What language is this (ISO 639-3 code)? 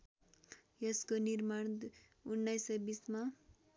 nep